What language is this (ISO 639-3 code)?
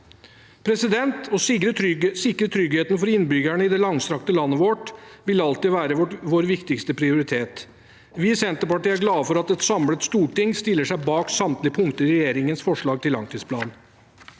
nor